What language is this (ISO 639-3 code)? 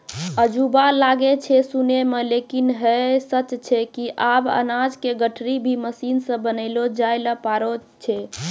mai